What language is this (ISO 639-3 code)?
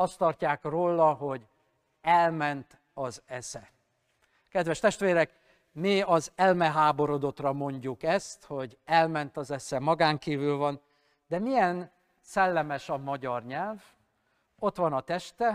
hun